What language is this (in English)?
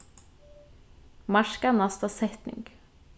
Faroese